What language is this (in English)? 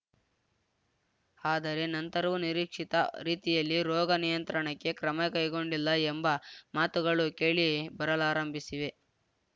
Kannada